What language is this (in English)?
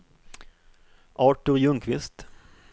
Swedish